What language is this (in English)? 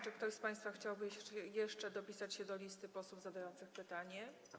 Polish